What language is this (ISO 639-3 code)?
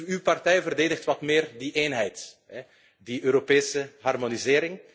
nld